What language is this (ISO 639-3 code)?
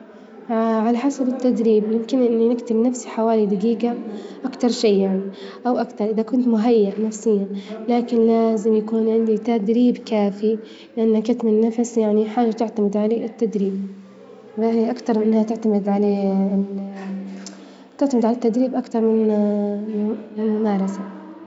ayl